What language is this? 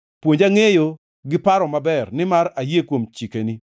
Luo (Kenya and Tanzania)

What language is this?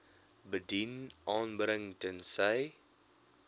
Afrikaans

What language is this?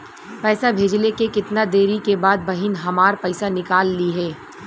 Bhojpuri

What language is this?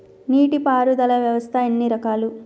Telugu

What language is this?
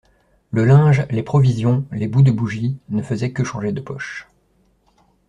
French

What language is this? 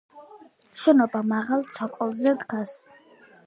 Georgian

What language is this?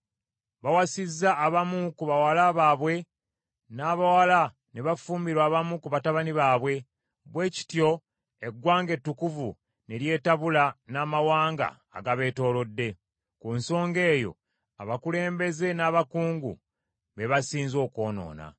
Ganda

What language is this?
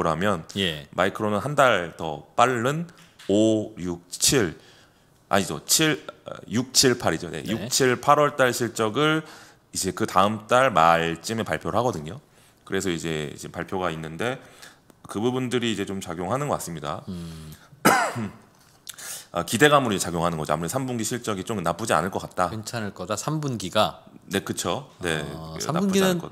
Korean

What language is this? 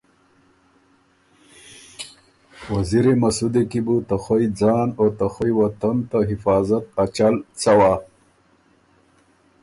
Ormuri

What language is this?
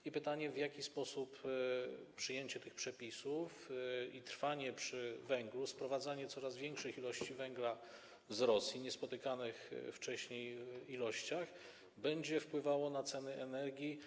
Polish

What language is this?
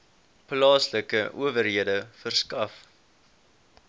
Afrikaans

